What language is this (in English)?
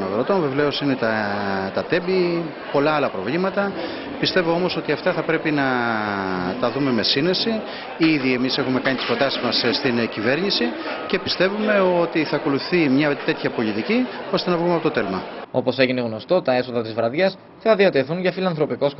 Greek